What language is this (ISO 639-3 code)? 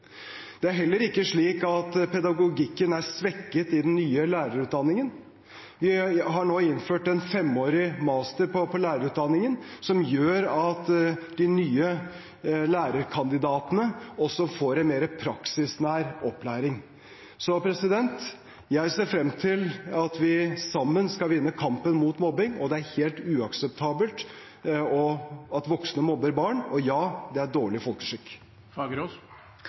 nob